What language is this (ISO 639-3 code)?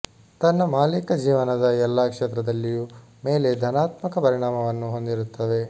kan